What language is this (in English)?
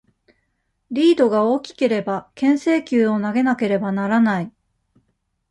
Japanese